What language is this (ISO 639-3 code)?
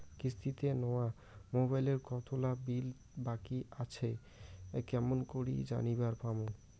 ben